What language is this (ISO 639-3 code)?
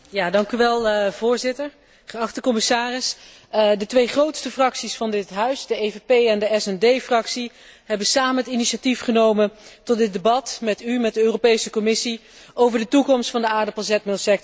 nld